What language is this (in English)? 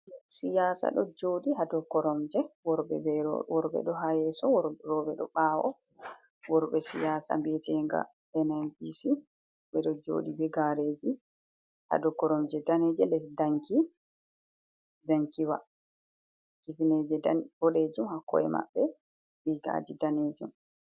Fula